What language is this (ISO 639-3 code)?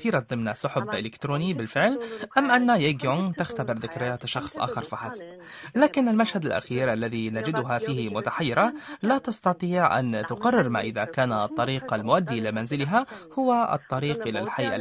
ara